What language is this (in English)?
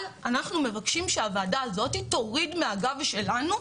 Hebrew